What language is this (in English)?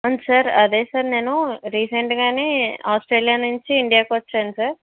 Telugu